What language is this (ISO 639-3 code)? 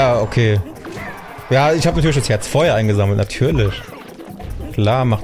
deu